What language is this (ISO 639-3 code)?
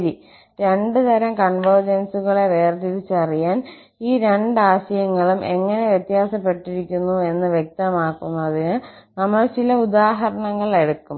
mal